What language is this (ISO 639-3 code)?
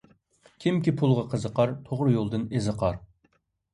uig